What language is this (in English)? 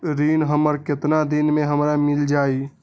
Magahi